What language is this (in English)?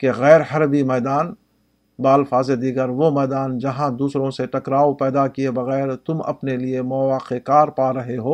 Urdu